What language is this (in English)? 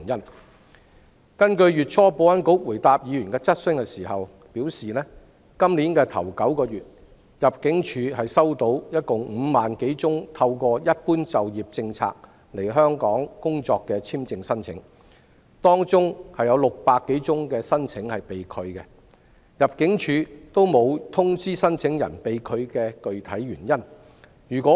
Cantonese